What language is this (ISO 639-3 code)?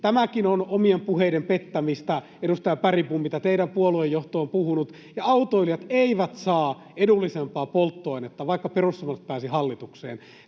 fin